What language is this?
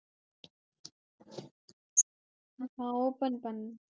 Tamil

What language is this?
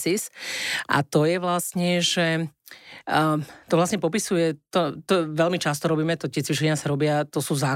Slovak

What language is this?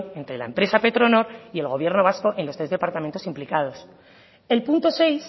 Spanish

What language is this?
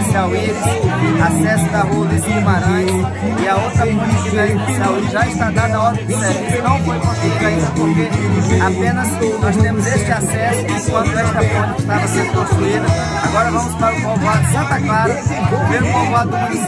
Portuguese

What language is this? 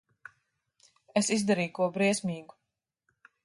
Latvian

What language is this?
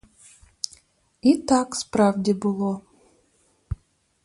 Ukrainian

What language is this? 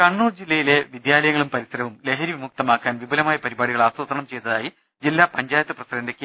Malayalam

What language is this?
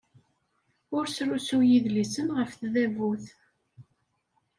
Kabyle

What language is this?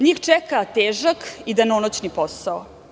Serbian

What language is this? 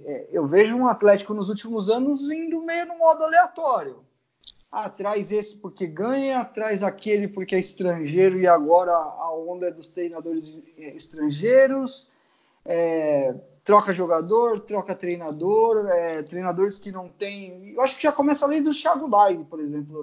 Portuguese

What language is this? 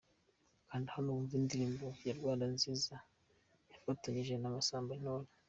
Kinyarwanda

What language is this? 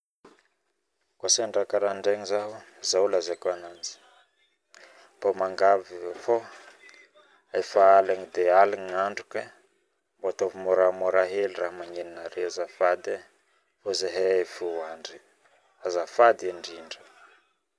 Northern Betsimisaraka Malagasy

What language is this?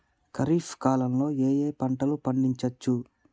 Telugu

